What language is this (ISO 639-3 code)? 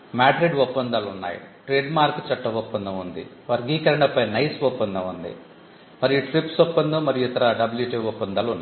tel